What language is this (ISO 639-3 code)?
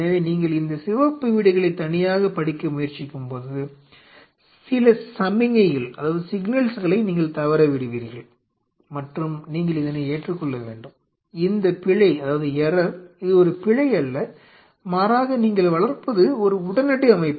tam